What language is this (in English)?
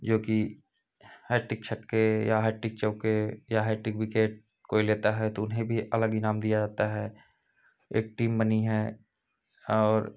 Hindi